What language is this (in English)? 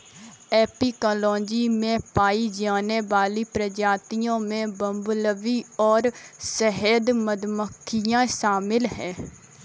Hindi